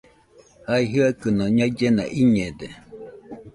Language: Nüpode Huitoto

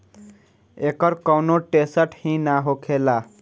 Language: Bhojpuri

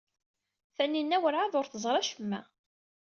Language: Kabyle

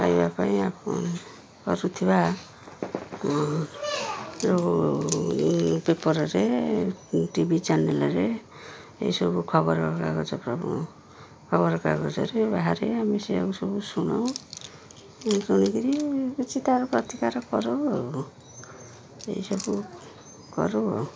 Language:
Odia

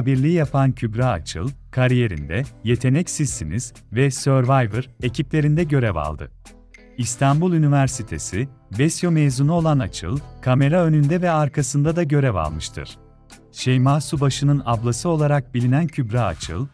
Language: Turkish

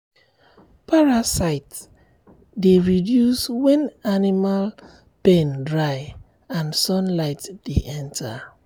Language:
Nigerian Pidgin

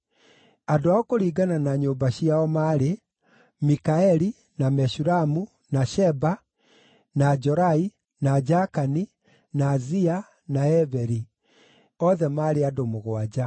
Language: Kikuyu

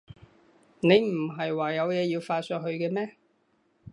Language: Cantonese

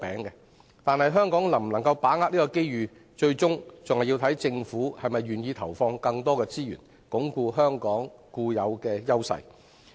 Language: Cantonese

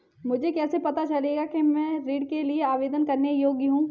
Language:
Hindi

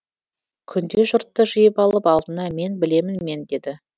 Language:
Kazakh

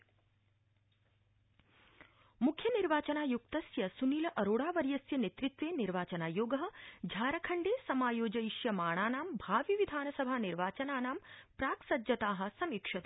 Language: Sanskrit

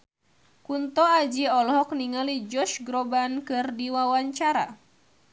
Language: Sundanese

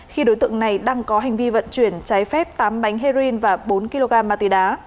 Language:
Vietnamese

